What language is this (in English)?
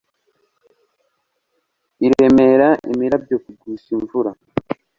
Kinyarwanda